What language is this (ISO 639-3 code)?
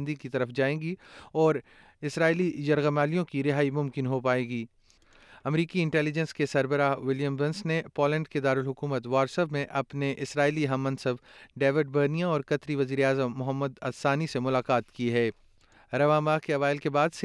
urd